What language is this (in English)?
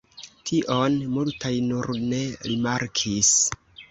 Esperanto